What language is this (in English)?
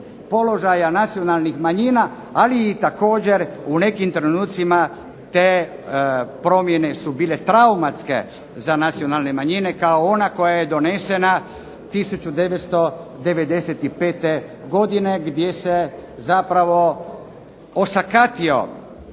Croatian